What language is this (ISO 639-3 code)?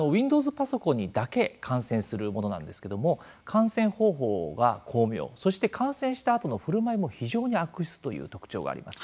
jpn